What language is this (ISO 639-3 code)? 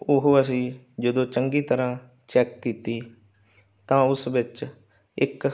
pan